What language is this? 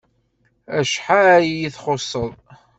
Kabyle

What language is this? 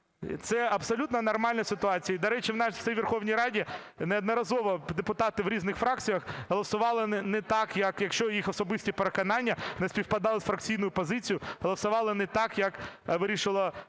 Ukrainian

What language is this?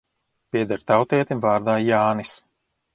Latvian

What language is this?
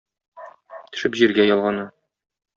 Tatar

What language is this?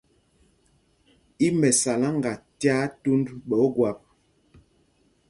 Mpumpong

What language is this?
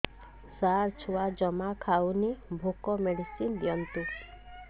Odia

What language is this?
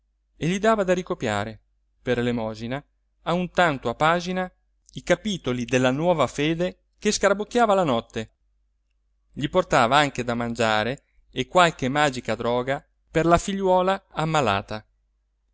Italian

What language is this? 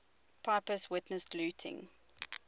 English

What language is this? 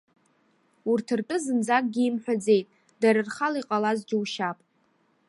Abkhazian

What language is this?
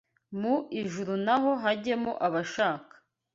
Kinyarwanda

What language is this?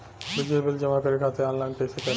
Bhojpuri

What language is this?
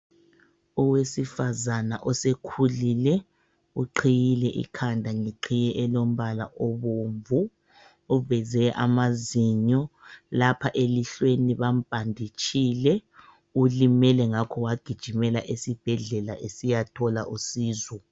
North Ndebele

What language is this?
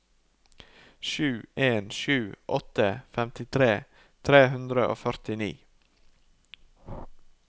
Norwegian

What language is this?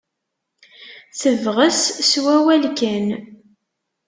Kabyle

